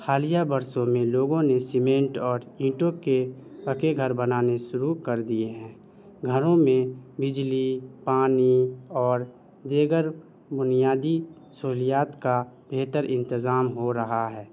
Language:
Urdu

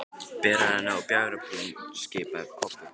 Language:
Icelandic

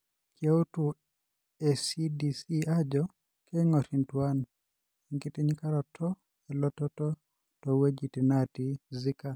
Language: Masai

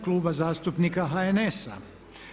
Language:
Croatian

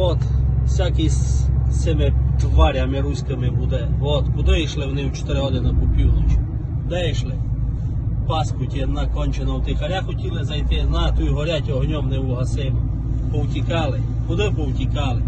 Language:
Russian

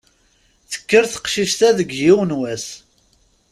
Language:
Kabyle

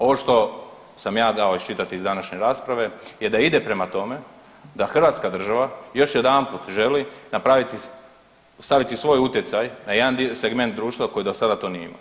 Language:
Croatian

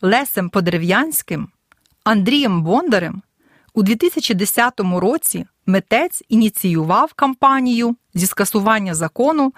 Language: Ukrainian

